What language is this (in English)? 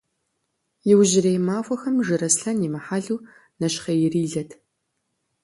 Kabardian